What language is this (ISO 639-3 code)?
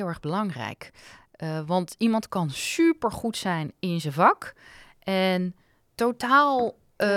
nld